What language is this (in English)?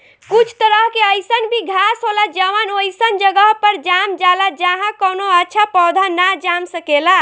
Bhojpuri